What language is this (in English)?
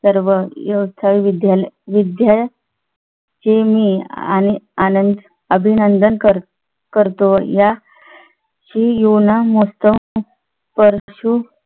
Marathi